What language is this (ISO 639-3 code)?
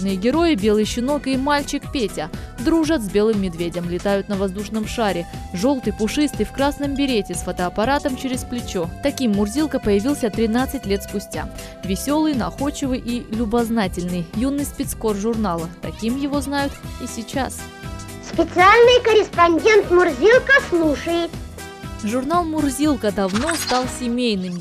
rus